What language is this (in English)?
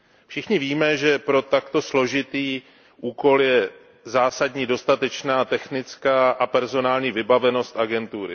Czech